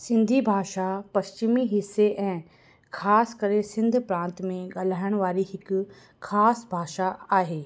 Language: Sindhi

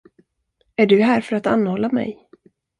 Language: Swedish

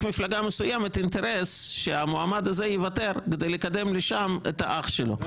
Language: Hebrew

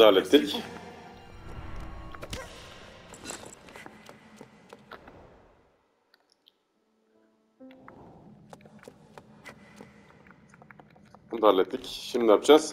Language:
Turkish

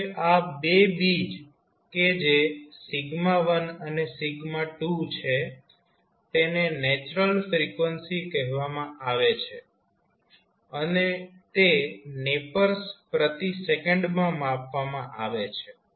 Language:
Gujarati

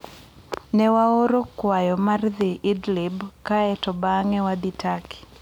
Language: Luo (Kenya and Tanzania)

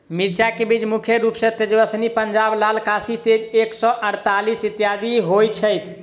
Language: Maithili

